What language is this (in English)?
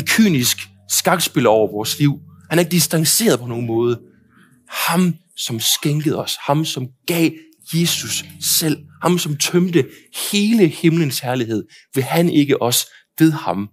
Danish